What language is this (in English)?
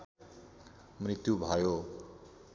Nepali